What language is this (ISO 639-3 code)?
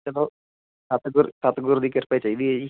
pan